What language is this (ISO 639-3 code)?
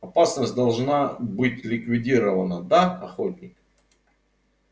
rus